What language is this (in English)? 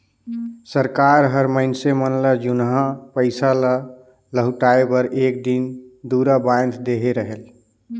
Chhattisgarhi